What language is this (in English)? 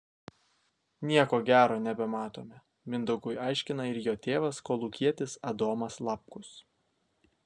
Lithuanian